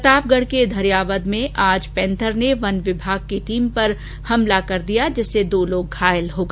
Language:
Hindi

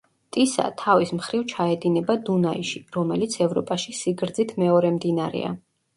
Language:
Georgian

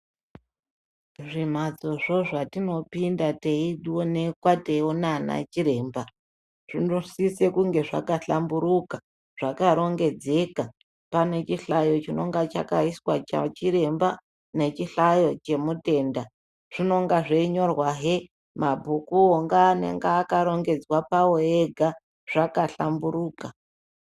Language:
Ndau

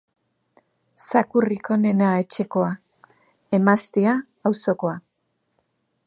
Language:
Basque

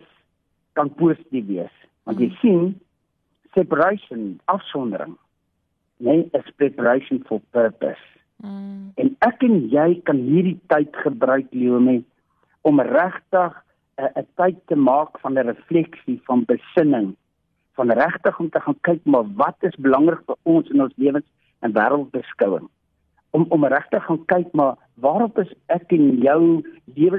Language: Dutch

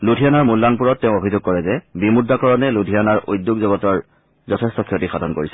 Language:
Assamese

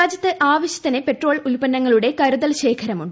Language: Malayalam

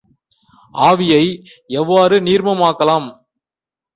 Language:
Tamil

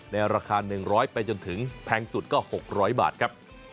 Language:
Thai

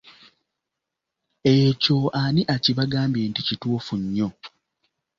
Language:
Ganda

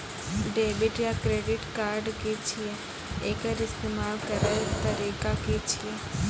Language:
Maithili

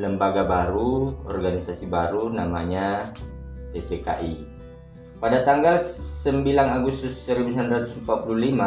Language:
Indonesian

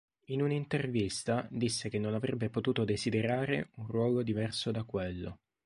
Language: Italian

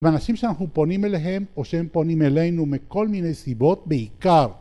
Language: Hebrew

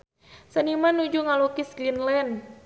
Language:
Sundanese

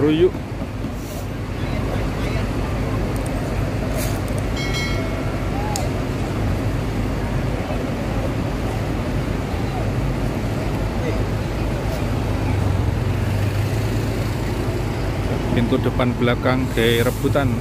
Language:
Indonesian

